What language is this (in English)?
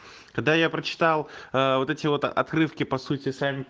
Russian